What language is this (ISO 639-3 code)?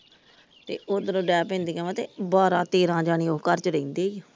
pan